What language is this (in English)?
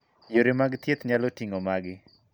Luo (Kenya and Tanzania)